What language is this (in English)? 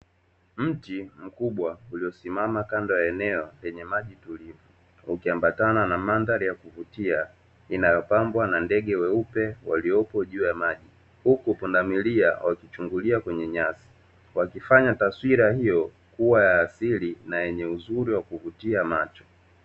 Swahili